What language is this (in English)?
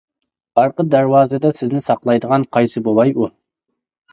Uyghur